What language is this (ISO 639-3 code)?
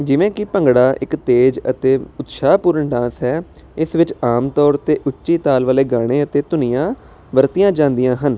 pan